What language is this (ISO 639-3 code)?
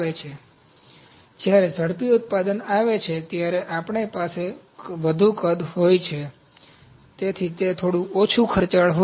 guj